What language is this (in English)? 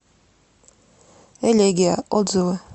Russian